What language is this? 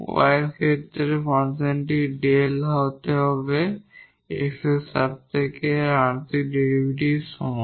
Bangla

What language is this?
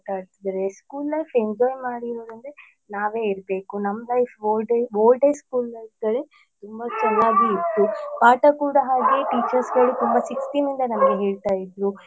Kannada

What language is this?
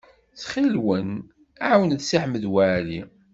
Kabyle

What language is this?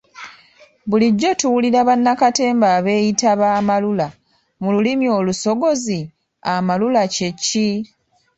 Ganda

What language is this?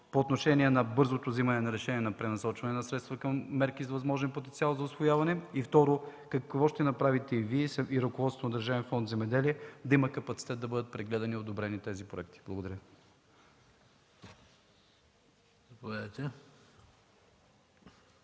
Bulgarian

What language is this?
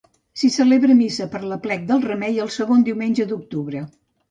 Catalan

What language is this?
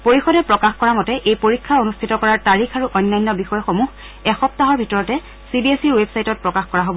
Assamese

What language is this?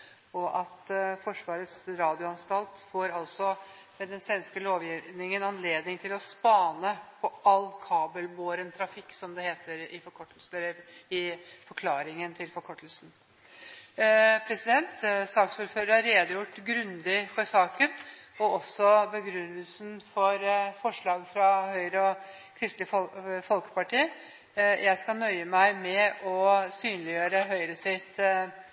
Norwegian Bokmål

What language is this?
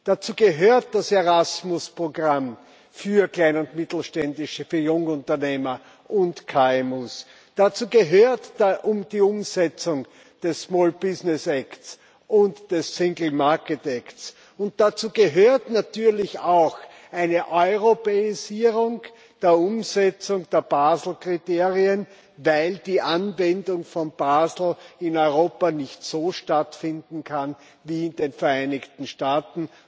German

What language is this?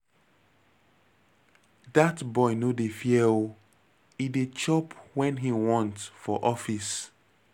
Nigerian Pidgin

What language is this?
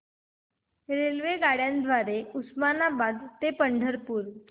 Marathi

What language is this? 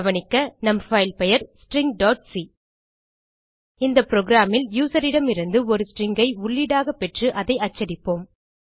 Tamil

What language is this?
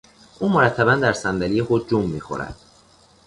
Persian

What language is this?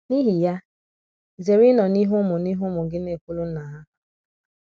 Igbo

